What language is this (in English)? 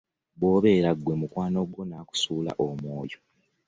Ganda